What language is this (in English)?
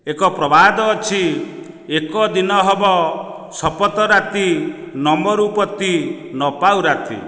Odia